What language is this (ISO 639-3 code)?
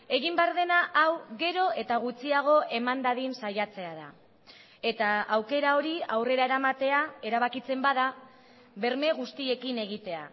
eus